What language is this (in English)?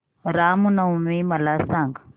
Marathi